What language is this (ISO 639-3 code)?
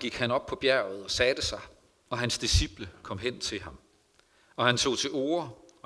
dan